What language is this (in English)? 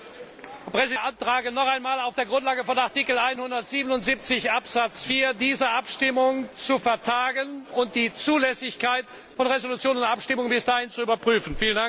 German